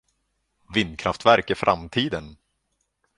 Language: Swedish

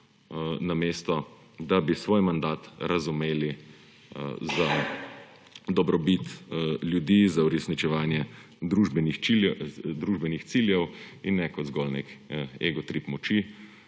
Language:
Slovenian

